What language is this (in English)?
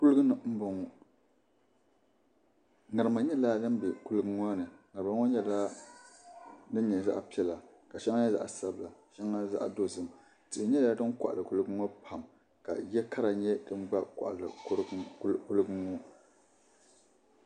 Dagbani